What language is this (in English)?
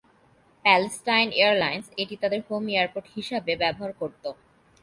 Bangla